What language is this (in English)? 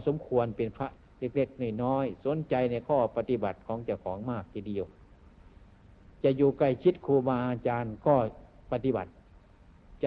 Thai